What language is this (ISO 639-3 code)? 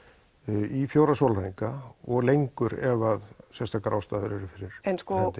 isl